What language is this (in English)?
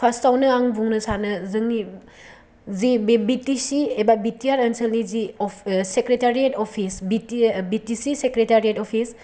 Bodo